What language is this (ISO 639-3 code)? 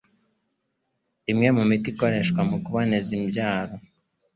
kin